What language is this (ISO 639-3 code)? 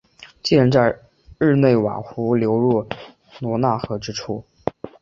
zho